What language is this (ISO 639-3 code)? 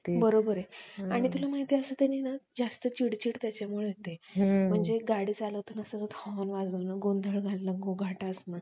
mar